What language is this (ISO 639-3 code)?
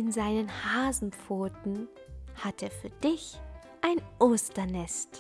deu